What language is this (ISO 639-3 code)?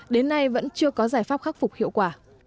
vie